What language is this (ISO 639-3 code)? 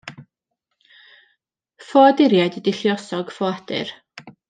cym